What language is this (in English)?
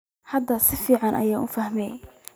Somali